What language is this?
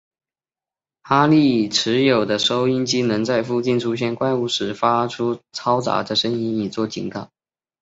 Chinese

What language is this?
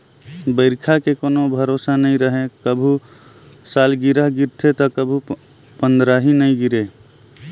Chhattisgarhi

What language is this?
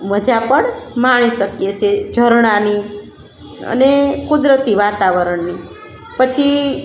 Gujarati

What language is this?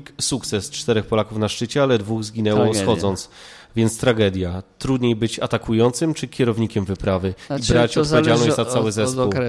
Polish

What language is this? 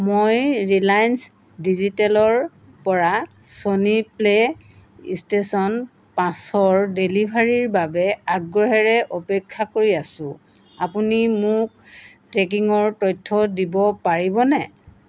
Assamese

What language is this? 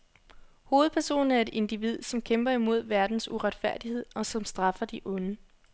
Danish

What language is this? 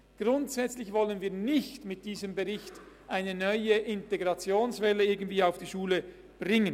Swiss German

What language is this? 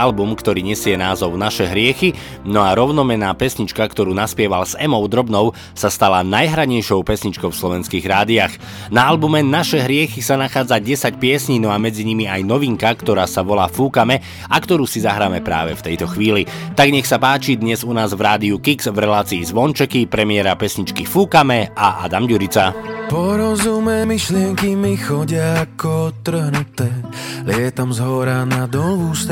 Slovak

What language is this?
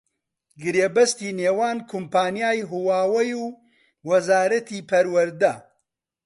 Central Kurdish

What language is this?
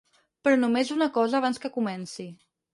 Catalan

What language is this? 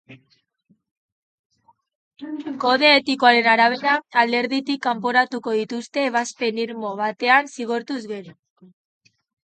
Basque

